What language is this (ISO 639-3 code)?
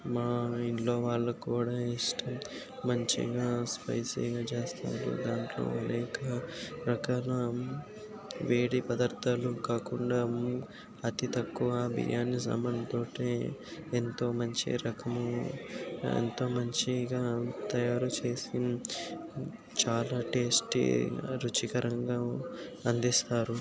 tel